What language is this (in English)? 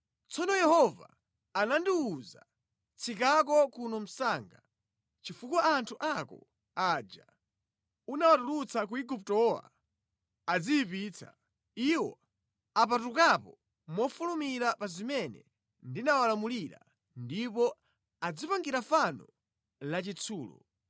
Nyanja